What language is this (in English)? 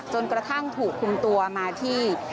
Thai